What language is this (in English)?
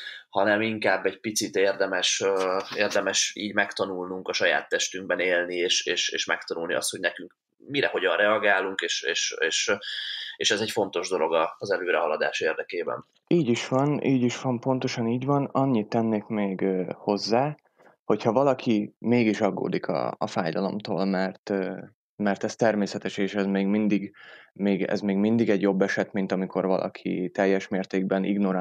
Hungarian